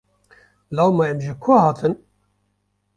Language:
Kurdish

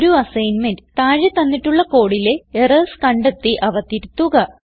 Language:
Malayalam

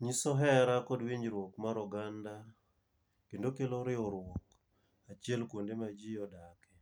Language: Luo (Kenya and Tanzania)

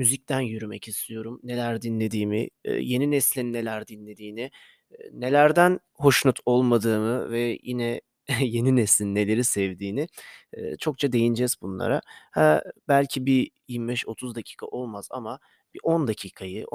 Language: Turkish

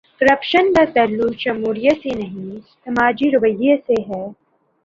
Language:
Urdu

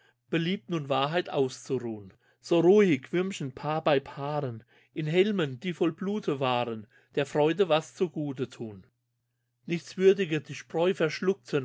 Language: German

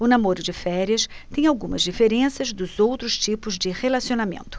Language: Portuguese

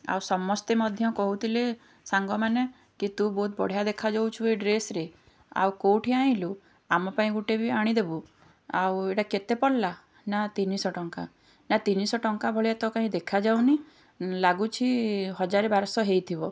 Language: Odia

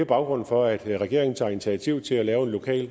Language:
Danish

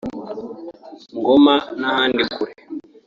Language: Kinyarwanda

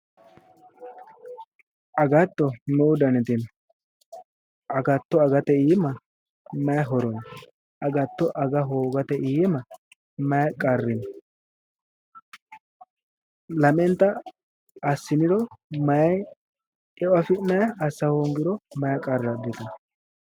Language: Sidamo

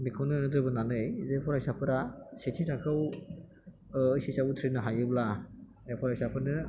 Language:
Bodo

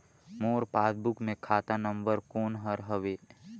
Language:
Chhattisgarhi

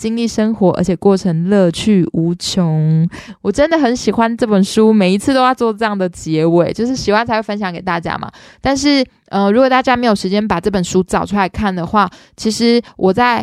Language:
Chinese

